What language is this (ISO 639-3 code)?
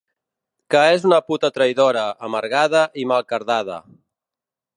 cat